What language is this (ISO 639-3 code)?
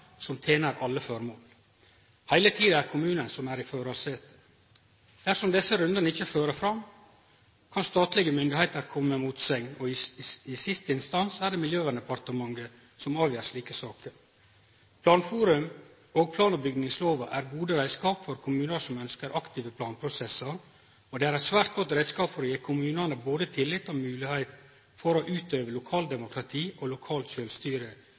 nno